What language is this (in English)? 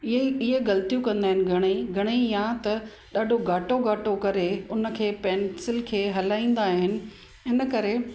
Sindhi